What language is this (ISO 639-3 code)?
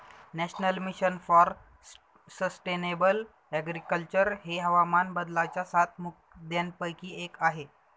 mar